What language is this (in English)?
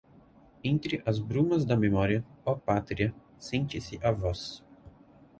Portuguese